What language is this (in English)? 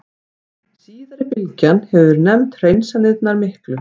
Icelandic